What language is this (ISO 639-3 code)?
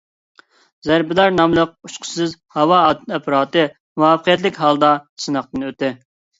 uig